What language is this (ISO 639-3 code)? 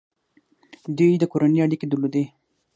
pus